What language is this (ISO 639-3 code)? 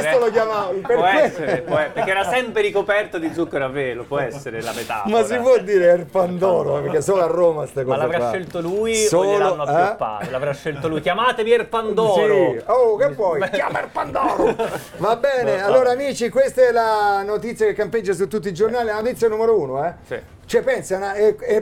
ita